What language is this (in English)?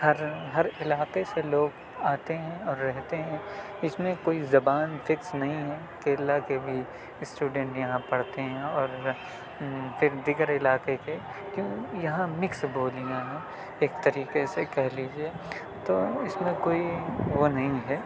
Urdu